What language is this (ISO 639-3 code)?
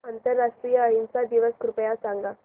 mar